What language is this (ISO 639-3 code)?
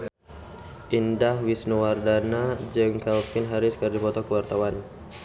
sun